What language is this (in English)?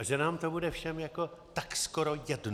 Czech